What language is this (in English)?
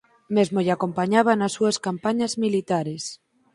Galician